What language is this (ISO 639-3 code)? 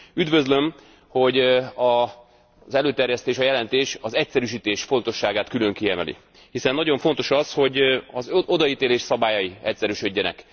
hun